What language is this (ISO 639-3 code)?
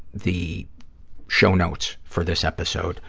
eng